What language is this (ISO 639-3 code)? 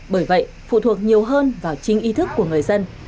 vie